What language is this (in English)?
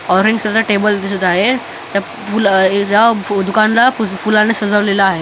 Marathi